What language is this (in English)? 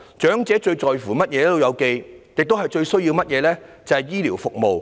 Cantonese